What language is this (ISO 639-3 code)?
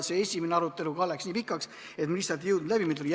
est